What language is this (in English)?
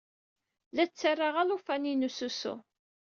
Kabyle